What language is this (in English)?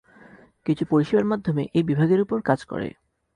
Bangla